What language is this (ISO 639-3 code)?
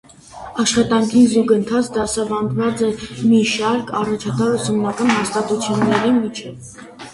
hye